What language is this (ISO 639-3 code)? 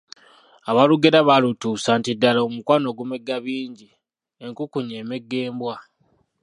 lug